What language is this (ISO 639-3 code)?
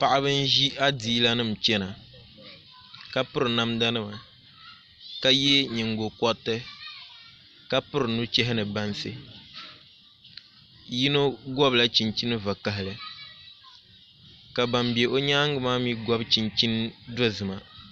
dag